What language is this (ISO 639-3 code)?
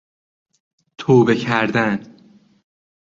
fas